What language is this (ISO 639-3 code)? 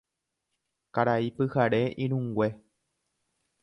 grn